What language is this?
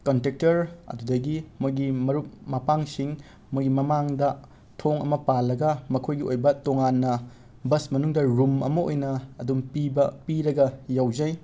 Manipuri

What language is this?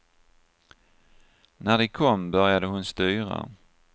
Swedish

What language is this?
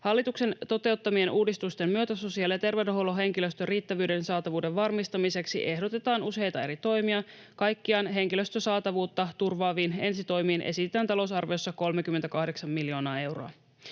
Finnish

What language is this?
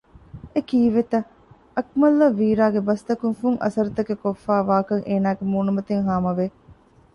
Divehi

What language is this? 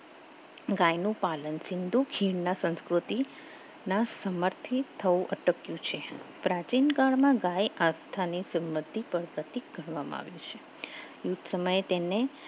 Gujarati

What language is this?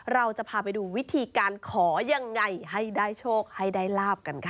Thai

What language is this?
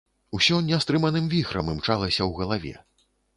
Belarusian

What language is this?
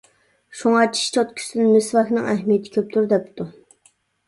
Uyghur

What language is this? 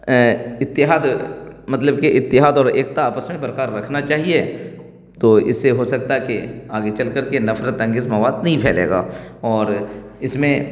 Urdu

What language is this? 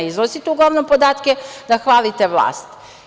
Serbian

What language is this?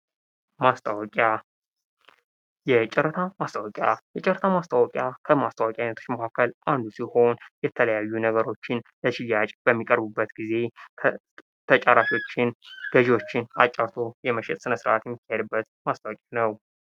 Amharic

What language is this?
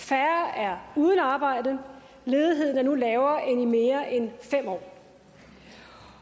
Danish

